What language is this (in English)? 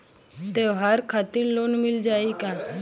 Bhojpuri